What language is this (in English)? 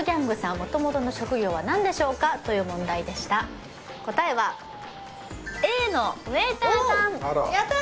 Japanese